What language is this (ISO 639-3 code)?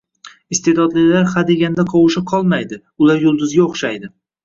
uzb